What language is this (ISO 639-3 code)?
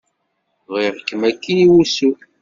kab